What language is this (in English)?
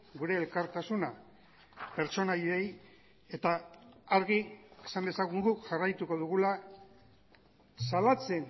Basque